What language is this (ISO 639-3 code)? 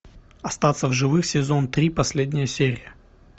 rus